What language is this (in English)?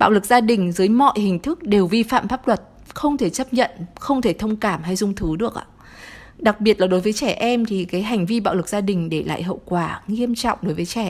Vietnamese